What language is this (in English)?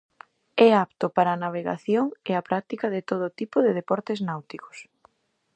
Galician